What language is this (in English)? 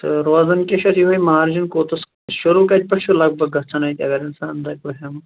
Kashmiri